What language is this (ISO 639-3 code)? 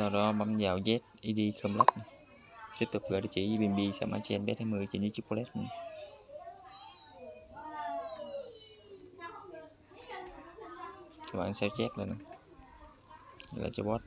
vie